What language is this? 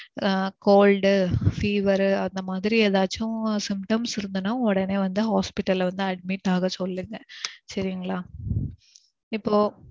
Tamil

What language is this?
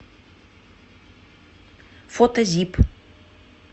Russian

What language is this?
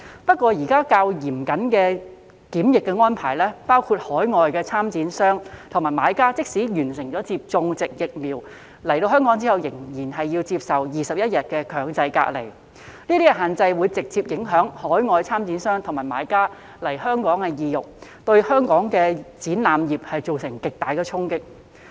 Cantonese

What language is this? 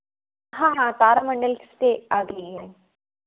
Hindi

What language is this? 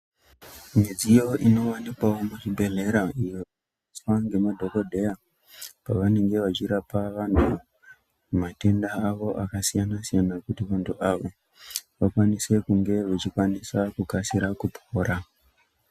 Ndau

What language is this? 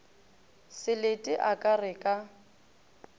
Northern Sotho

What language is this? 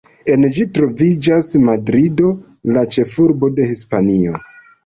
Esperanto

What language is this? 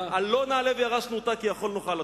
Hebrew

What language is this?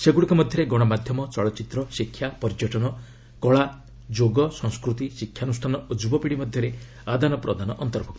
Odia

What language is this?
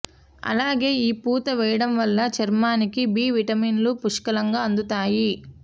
Telugu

